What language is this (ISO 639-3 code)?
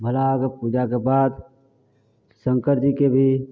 mai